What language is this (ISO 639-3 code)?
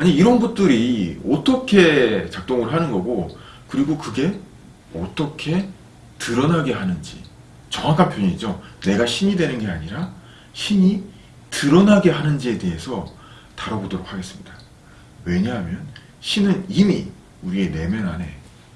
kor